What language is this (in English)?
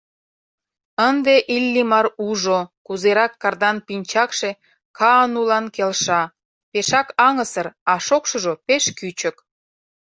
Mari